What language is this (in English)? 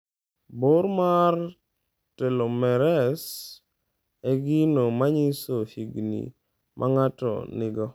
Luo (Kenya and Tanzania)